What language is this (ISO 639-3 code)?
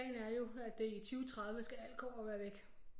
dan